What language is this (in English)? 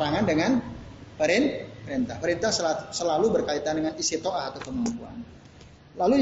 Indonesian